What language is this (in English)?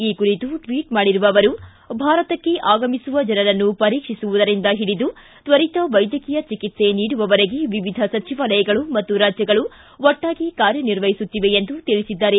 Kannada